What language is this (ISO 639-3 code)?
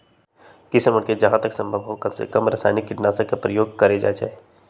mag